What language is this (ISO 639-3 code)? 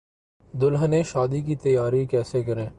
urd